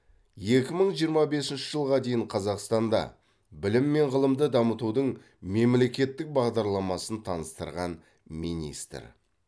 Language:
Kazakh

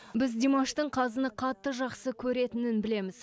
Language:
Kazakh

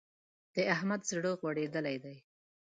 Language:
Pashto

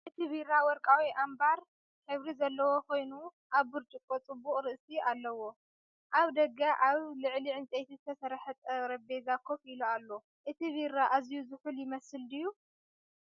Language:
Tigrinya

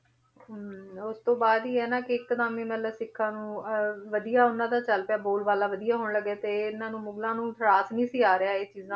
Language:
Punjabi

